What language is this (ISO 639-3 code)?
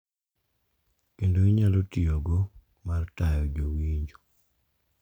luo